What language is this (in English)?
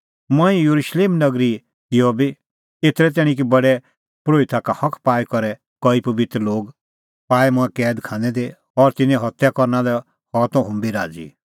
Kullu Pahari